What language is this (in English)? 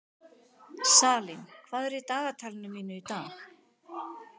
Icelandic